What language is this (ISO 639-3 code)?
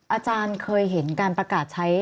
tha